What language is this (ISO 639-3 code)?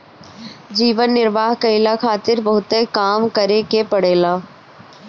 bho